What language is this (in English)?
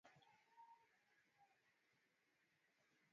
Swahili